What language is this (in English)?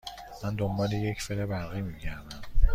Persian